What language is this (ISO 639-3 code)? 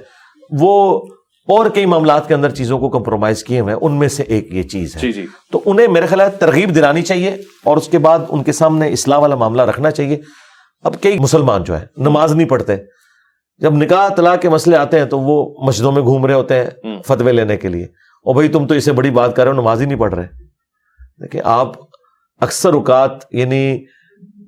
urd